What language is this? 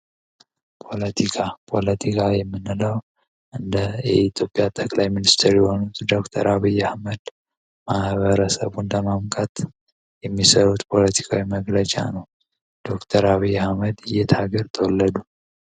Amharic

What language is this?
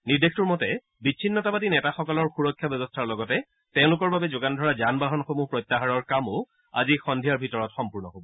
Assamese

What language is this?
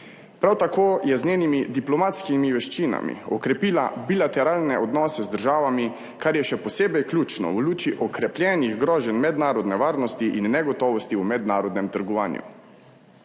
Slovenian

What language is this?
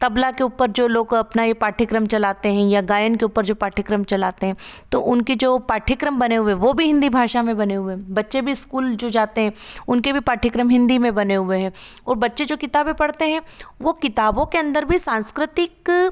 Hindi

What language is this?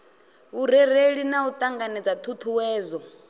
Venda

